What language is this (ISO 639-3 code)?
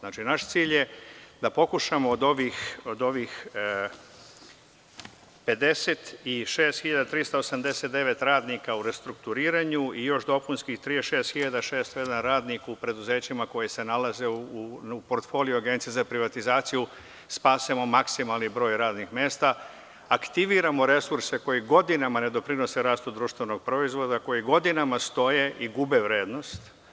srp